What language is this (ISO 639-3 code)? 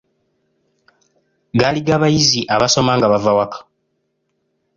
lug